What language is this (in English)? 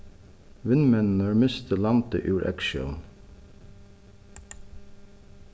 Faroese